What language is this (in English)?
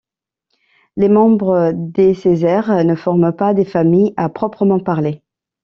French